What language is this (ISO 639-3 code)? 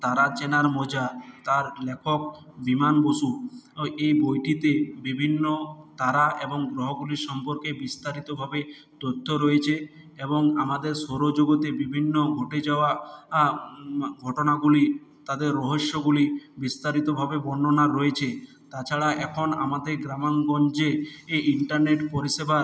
ben